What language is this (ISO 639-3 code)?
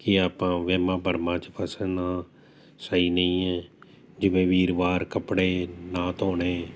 pan